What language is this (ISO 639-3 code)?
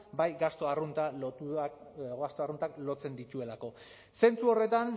eus